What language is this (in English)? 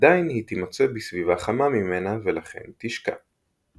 Hebrew